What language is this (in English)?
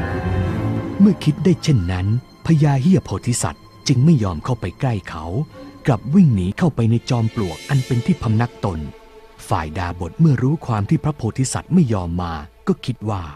Thai